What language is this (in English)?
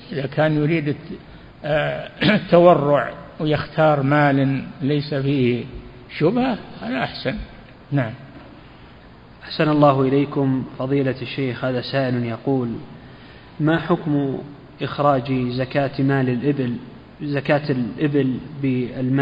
Arabic